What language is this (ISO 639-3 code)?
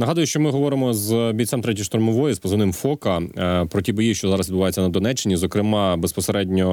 ukr